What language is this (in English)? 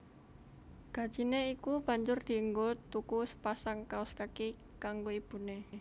Javanese